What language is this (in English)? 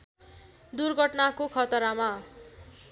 Nepali